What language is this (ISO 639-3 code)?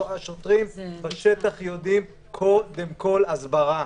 heb